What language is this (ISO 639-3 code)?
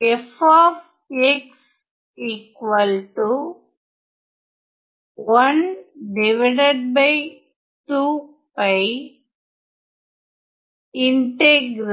tam